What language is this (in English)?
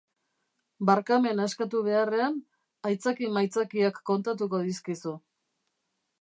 Basque